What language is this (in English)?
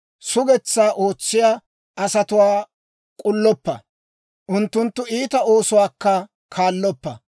Dawro